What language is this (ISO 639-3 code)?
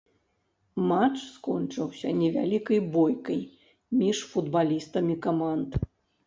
bel